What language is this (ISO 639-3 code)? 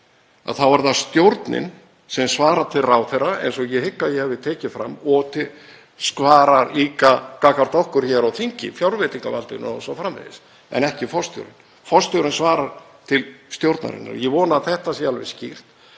isl